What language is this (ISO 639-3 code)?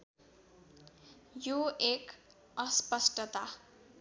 nep